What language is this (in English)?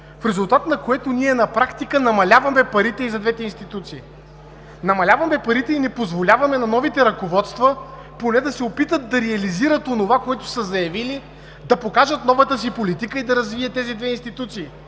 Bulgarian